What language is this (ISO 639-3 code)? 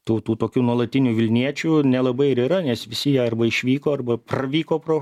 lit